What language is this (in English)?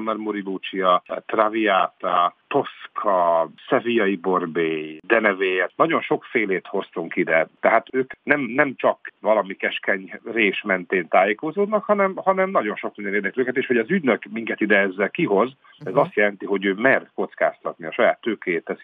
Hungarian